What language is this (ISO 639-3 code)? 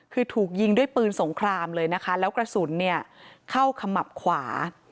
tha